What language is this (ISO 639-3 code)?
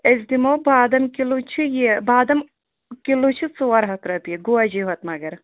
kas